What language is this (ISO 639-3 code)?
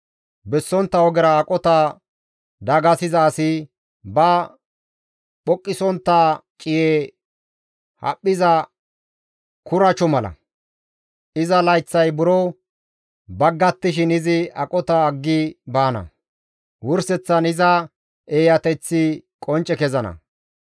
gmv